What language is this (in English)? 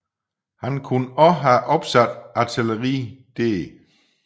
Danish